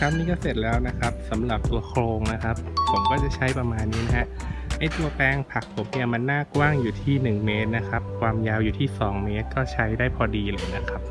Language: Thai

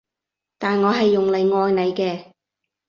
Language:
Cantonese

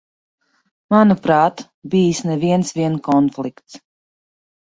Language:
Latvian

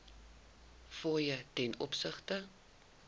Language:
Afrikaans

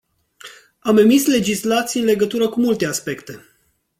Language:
Romanian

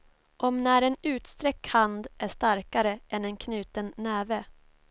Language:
Swedish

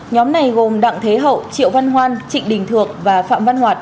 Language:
Vietnamese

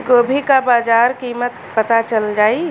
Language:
Bhojpuri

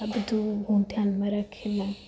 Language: Gujarati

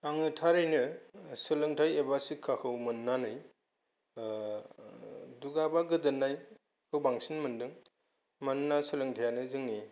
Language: Bodo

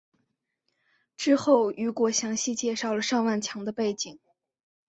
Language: Chinese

